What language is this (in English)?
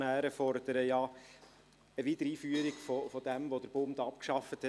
Swiss German